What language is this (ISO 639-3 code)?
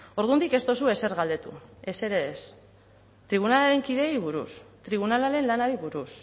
eus